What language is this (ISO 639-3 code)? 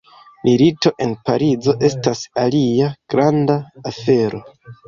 epo